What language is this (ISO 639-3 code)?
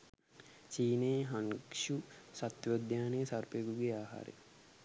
sin